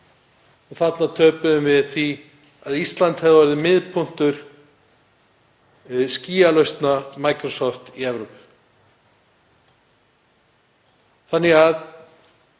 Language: Icelandic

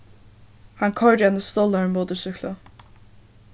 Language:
Faroese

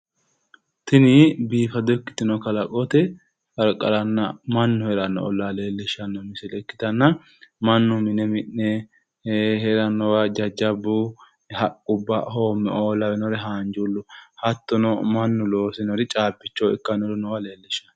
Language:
Sidamo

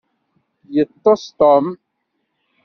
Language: Kabyle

